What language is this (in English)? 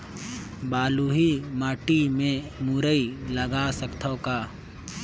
Chhattisgarhi